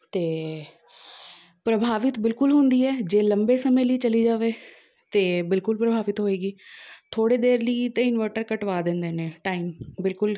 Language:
Punjabi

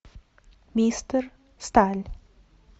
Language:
Russian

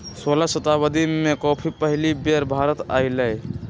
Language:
Magahi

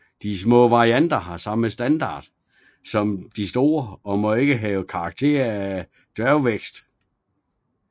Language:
Danish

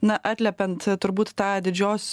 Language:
Lithuanian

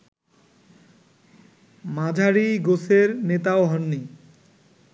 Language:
Bangla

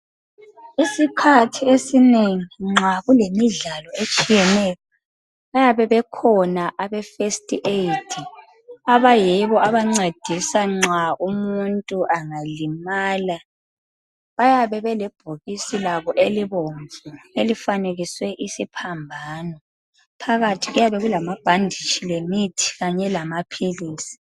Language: North Ndebele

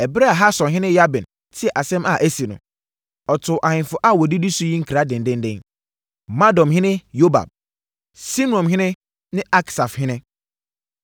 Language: Akan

